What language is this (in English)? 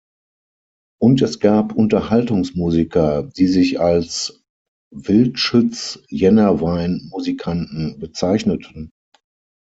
German